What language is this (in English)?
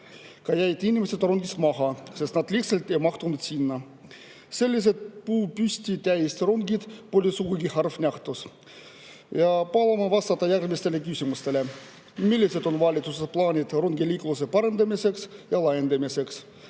Estonian